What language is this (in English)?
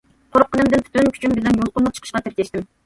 Uyghur